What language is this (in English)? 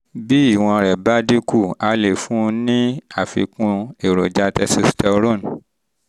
Yoruba